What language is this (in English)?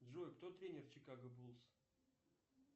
Russian